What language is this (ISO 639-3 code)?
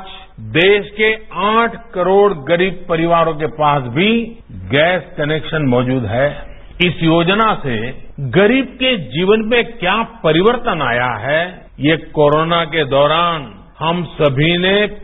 mar